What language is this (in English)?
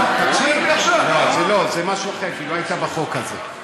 Hebrew